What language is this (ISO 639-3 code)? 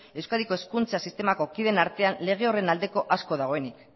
eus